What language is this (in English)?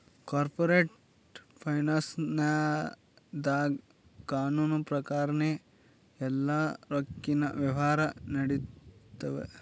Kannada